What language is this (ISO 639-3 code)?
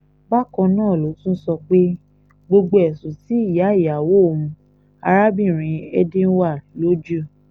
yor